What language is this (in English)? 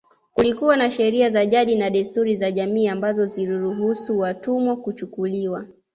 Swahili